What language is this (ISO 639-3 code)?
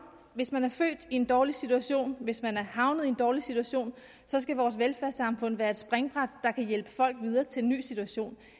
dan